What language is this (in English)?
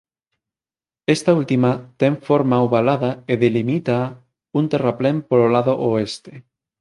Galician